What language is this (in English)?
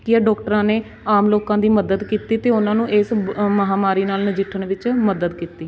Punjabi